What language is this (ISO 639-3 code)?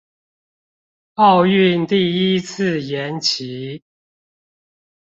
zho